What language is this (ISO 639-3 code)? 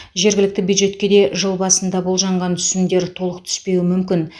kaz